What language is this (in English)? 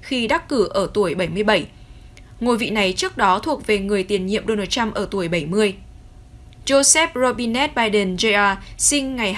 Vietnamese